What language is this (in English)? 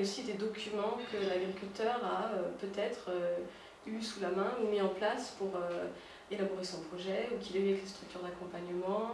French